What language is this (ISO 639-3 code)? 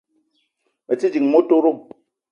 eto